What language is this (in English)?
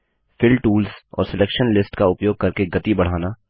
Hindi